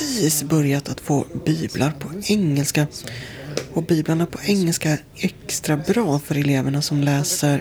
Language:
Swedish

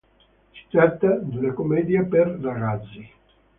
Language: Italian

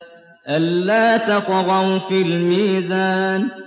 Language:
Arabic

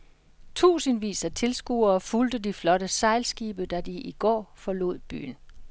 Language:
Danish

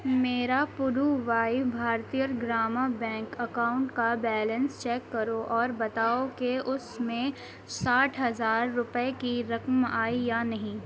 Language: Urdu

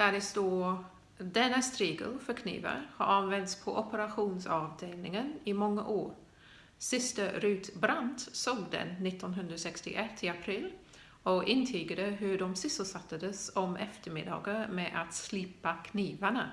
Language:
Swedish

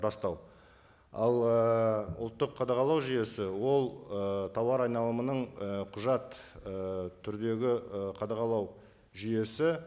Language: Kazakh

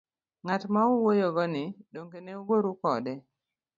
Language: Luo (Kenya and Tanzania)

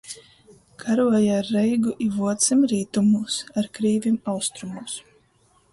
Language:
Latgalian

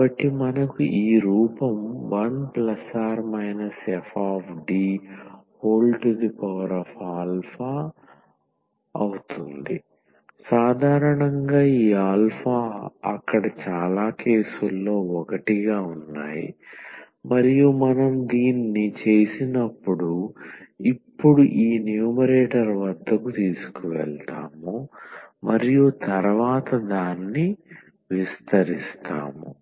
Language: Telugu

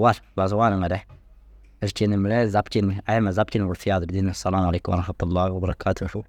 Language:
Dazaga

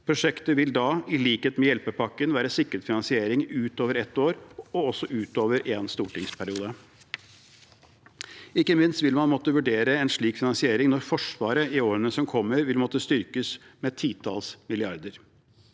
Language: Norwegian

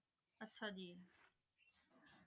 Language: Punjabi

